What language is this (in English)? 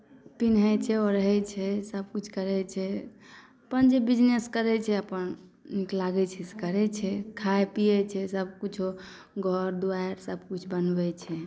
Maithili